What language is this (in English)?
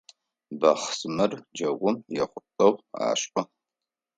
Adyghe